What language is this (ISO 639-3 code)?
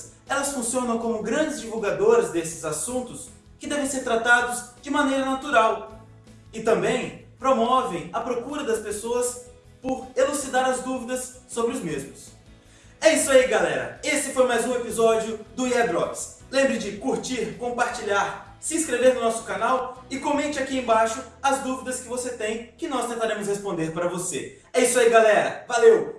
por